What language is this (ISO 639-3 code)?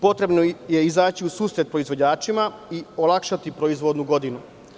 srp